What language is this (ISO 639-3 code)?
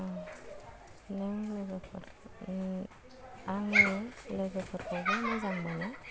brx